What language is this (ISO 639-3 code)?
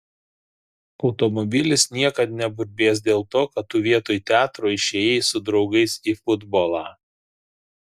lit